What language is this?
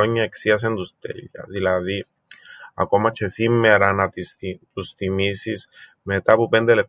Greek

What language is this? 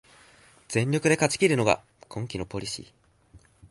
Japanese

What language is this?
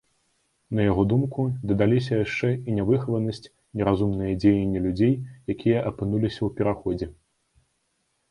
Belarusian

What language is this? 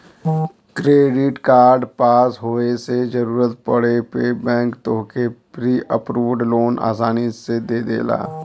Bhojpuri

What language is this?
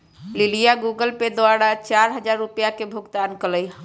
Magahi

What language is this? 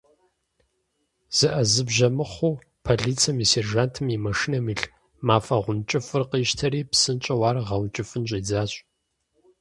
Kabardian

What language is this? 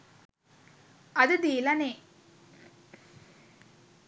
Sinhala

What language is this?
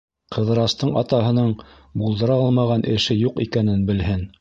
Bashkir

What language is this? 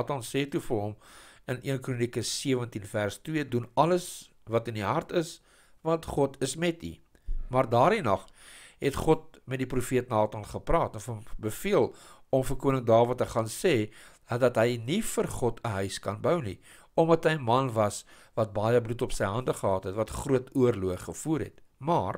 Dutch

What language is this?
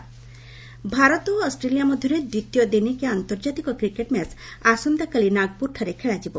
Odia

